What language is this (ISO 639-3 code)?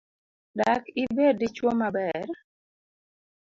luo